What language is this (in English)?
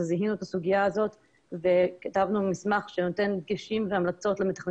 Hebrew